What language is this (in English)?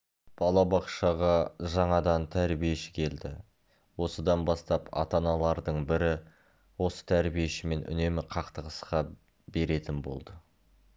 Kazakh